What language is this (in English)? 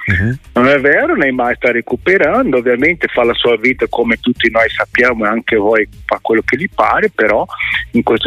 Italian